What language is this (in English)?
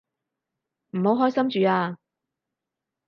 Cantonese